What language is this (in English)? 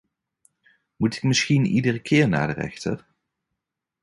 Dutch